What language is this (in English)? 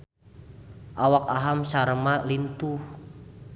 Sundanese